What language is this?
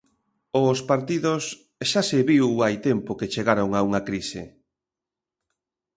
Galician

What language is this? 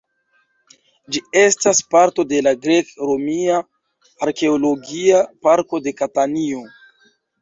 Esperanto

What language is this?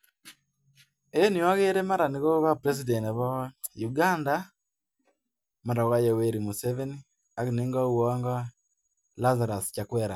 Kalenjin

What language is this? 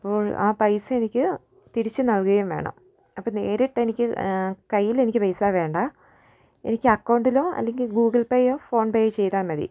Malayalam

